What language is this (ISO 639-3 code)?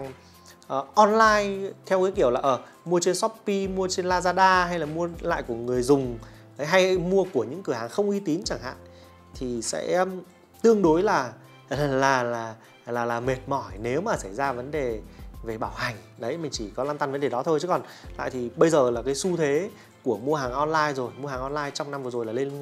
vie